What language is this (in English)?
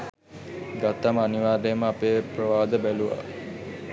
Sinhala